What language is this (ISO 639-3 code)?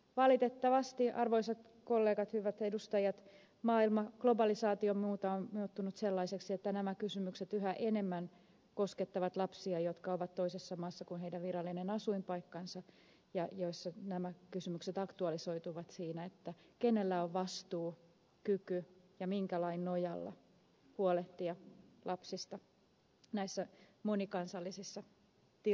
fin